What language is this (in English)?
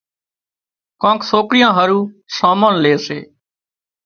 Wadiyara Koli